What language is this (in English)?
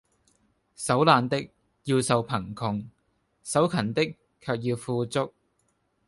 Cantonese